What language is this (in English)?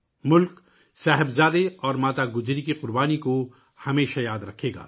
Urdu